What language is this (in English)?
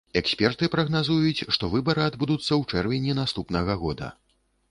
Belarusian